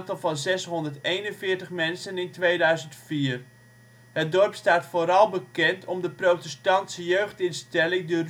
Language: Dutch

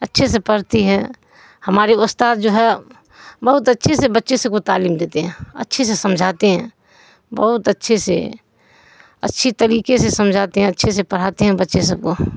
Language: Urdu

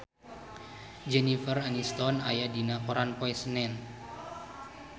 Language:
Sundanese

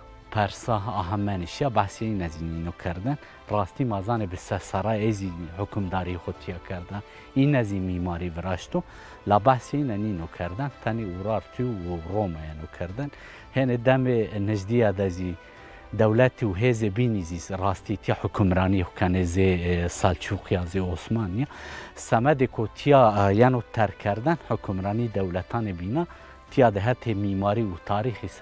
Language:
Persian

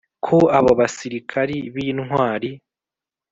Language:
Kinyarwanda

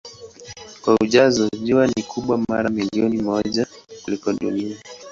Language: Swahili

